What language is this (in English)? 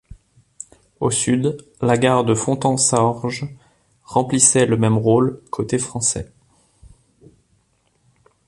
French